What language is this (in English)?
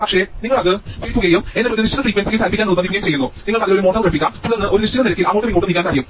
Malayalam